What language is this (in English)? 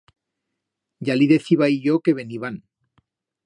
Aragonese